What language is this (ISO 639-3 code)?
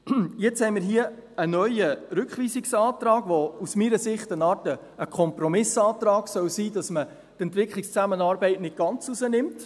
gsw